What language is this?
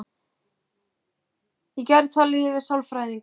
Icelandic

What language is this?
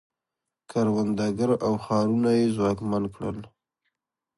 Pashto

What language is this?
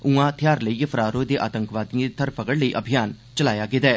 Dogri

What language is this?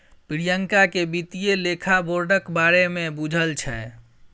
Maithili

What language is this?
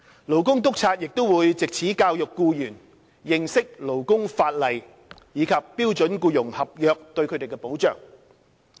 Cantonese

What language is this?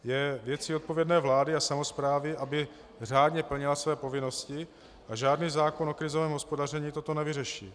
Czech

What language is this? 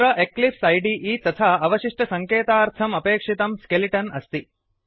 Sanskrit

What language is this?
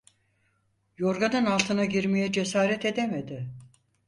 Turkish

